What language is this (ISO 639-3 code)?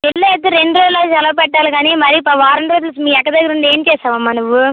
tel